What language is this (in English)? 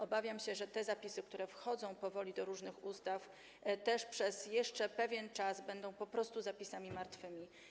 Polish